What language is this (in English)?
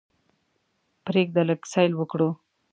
Pashto